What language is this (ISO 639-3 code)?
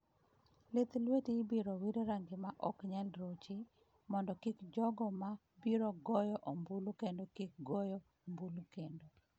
luo